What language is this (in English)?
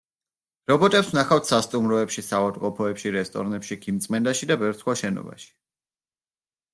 Georgian